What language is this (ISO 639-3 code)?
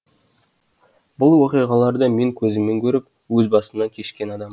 kaz